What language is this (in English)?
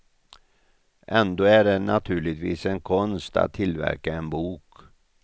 Swedish